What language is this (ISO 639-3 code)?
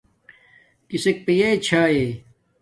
dmk